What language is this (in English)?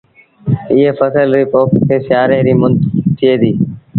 Sindhi Bhil